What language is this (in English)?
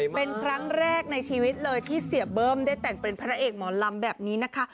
Thai